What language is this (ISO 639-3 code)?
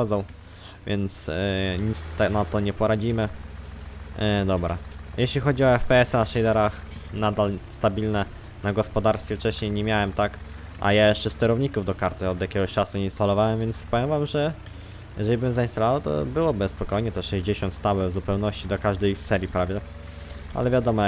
pol